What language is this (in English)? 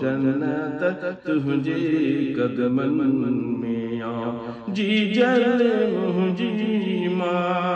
Arabic